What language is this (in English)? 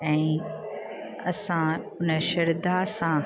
Sindhi